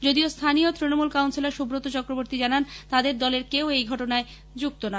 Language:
Bangla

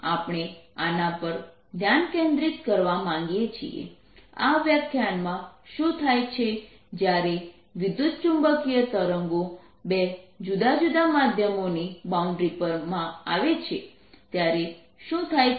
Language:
Gujarati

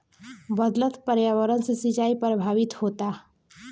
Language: Bhojpuri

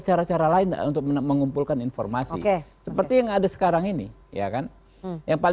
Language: Indonesian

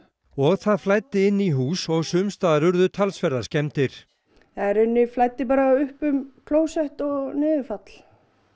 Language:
Icelandic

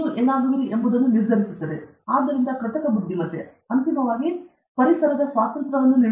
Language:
Kannada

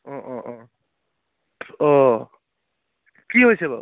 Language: Assamese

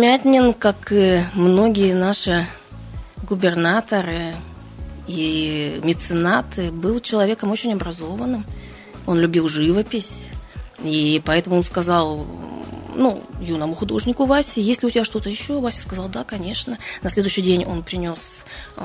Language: Russian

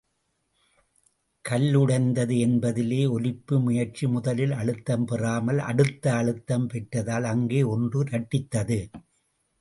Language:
Tamil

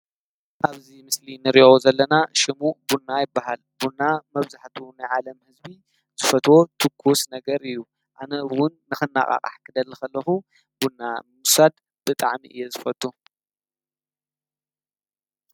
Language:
Tigrinya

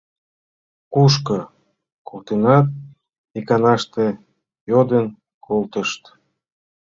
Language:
Mari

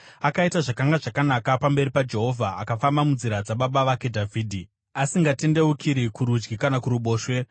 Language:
Shona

